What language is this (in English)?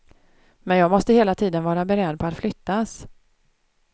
Swedish